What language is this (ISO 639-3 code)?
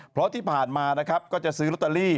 tha